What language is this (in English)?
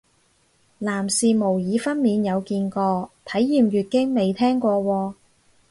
Cantonese